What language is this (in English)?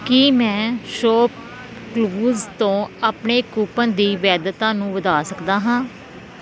Punjabi